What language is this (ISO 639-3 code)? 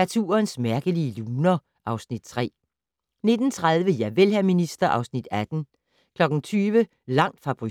dan